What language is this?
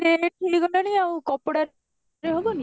Odia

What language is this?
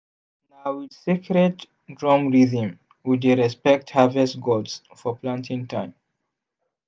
Nigerian Pidgin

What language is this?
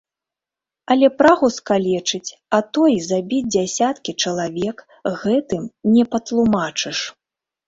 Belarusian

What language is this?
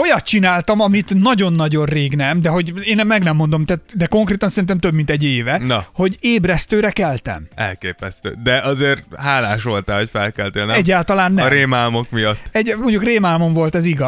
Hungarian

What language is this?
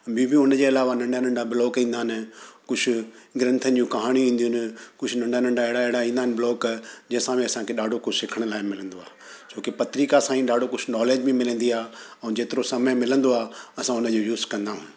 Sindhi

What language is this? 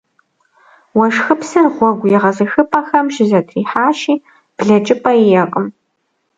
Kabardian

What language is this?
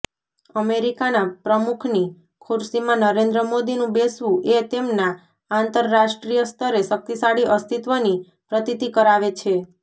Gujarati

